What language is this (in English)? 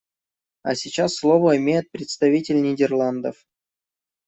Russian